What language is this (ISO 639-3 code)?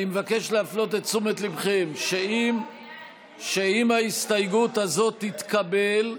heb